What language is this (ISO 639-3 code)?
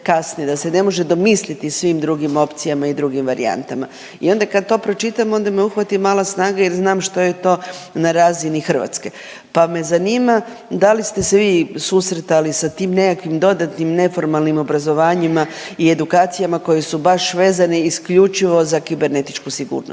hrv